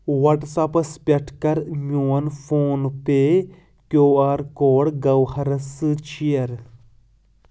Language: Kashmiri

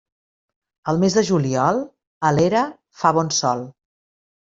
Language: Catalan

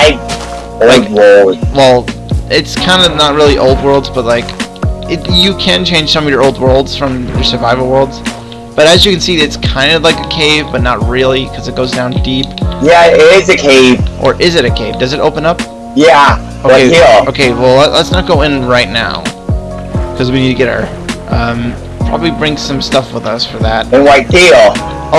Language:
English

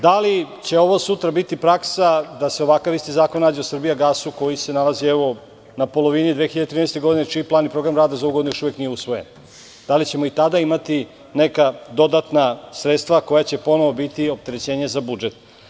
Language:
Serbian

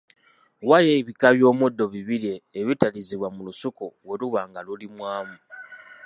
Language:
Ganda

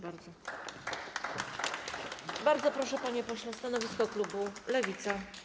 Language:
Polish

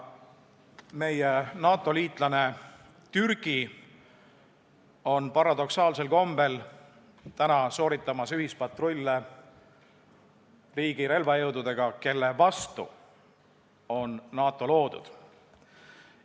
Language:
Estonian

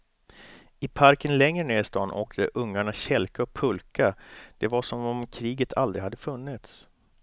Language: Swedish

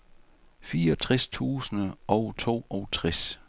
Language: Danish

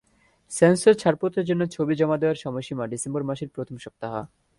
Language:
Bangla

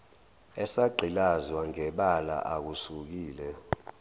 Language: Zulu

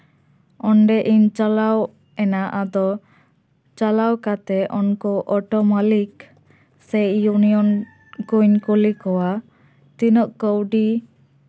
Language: Santali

